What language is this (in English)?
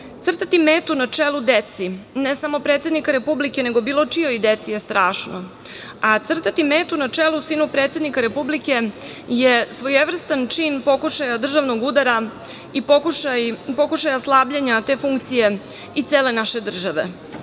Serbian